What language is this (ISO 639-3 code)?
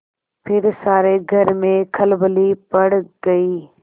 hin